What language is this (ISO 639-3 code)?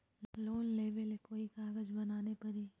mag